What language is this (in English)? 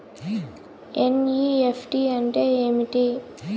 Telugu